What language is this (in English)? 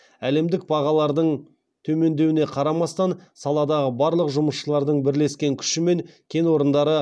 Kazakh